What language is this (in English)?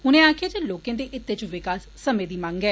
Dogri